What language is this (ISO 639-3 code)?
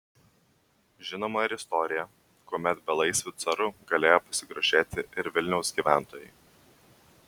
lit